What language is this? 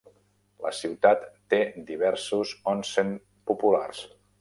Catalan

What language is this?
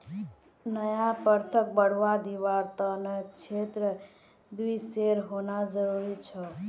Magahi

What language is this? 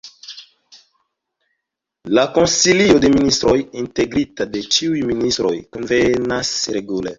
Esperanto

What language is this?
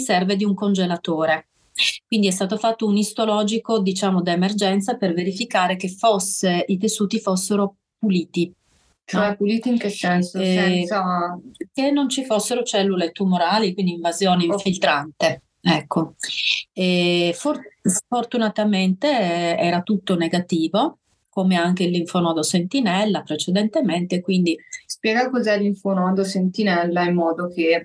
Italian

